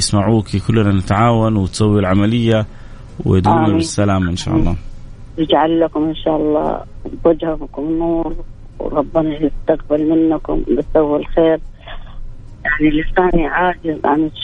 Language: Arabic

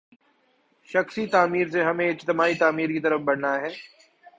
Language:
Urdu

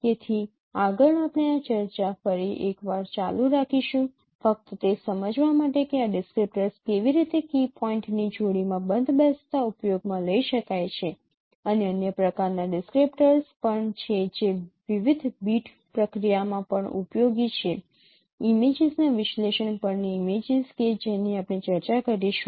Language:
Gujarati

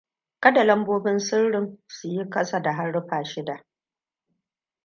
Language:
Hausa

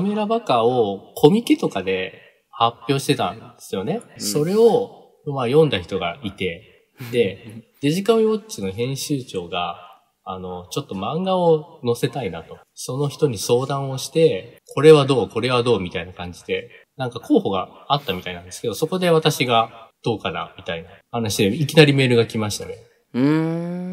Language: Japanese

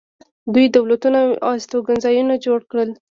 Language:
Pashto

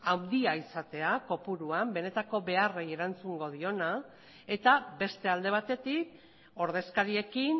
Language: Basque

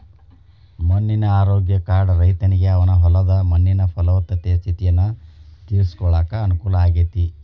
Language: Kannada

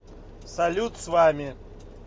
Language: Russian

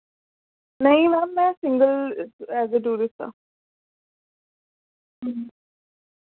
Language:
Dogri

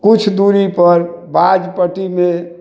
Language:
Maithili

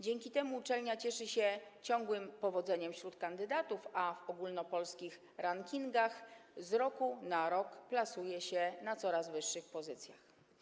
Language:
Polish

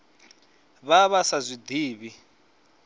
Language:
Venda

